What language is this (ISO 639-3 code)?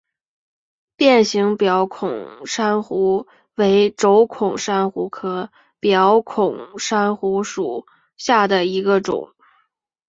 zho